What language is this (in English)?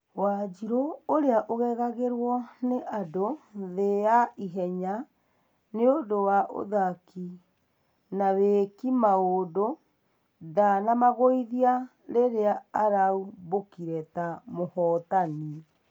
Kikuyu